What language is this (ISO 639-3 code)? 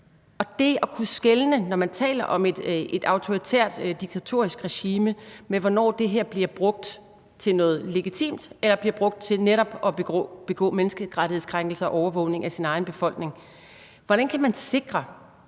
dan